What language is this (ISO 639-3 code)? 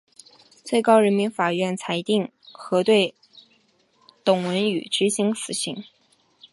zho